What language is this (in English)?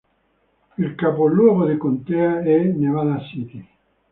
Italian